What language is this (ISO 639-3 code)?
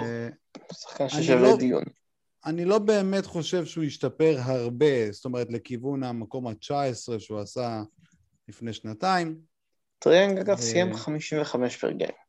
heb